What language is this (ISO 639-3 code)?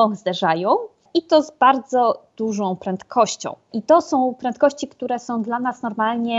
pol